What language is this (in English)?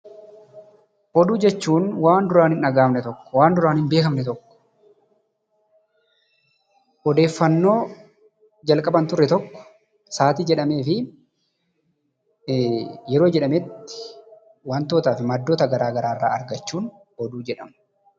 Oromo